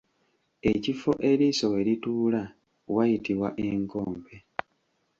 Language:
Ganda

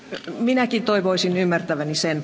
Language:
Finnish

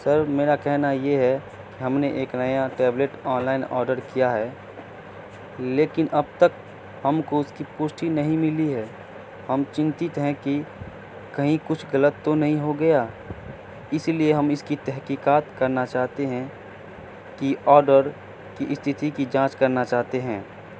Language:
Urdu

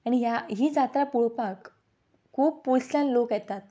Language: Konkani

